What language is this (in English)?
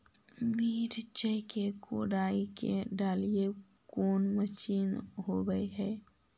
Magahi